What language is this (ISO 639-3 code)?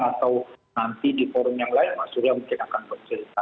ind